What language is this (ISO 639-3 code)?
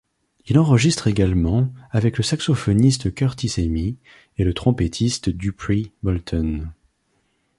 fra